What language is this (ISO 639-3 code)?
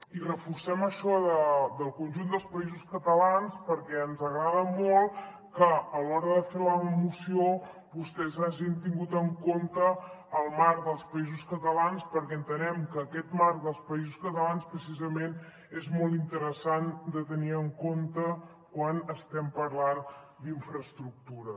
cat